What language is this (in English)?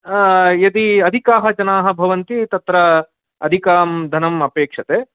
Sanskrit